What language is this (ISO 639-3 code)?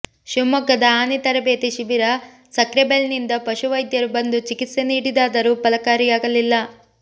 kan